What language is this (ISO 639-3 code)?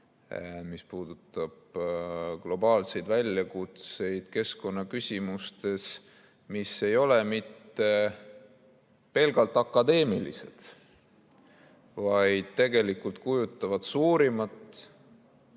est